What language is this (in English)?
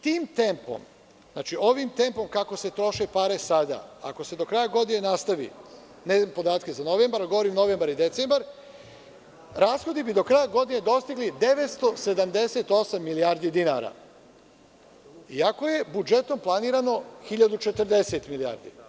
Serbian